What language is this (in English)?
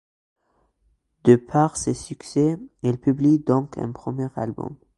French